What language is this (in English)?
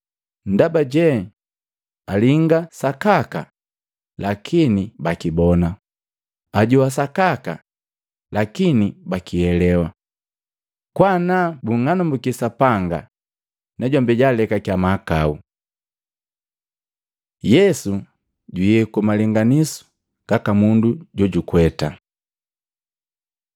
Matengo